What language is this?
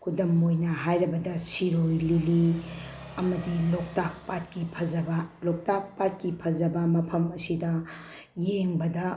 Manipuri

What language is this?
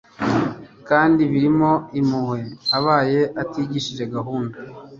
Kinyarwanda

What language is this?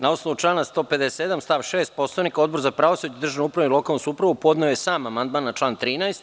Serbian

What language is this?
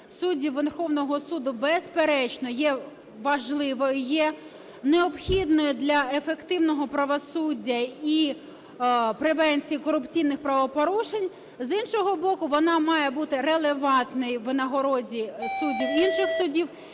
Ukrainian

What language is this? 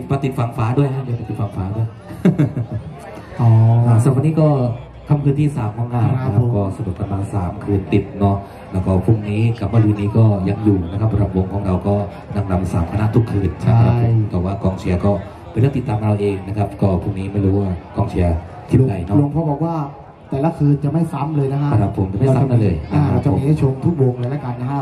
Thai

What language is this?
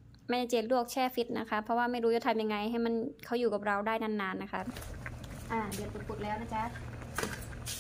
Thai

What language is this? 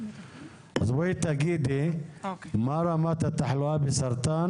Hebrew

